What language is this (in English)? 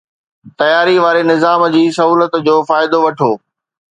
Sindhi